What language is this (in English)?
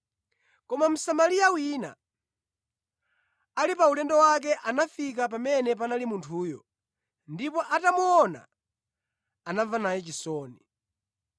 Nyanja